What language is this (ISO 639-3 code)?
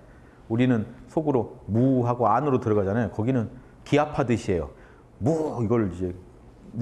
kor